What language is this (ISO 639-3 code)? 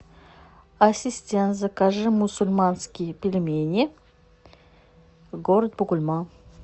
rus